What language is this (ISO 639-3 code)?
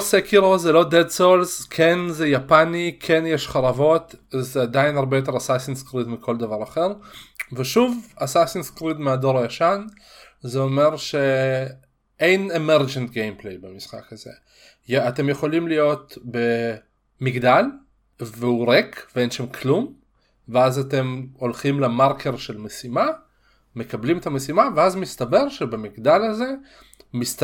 heb